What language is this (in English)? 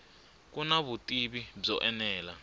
Tsonga